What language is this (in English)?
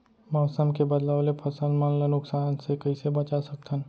Chhattisgarhi